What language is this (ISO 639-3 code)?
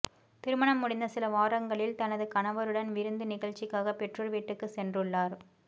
tam